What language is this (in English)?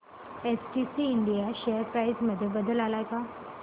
Marathi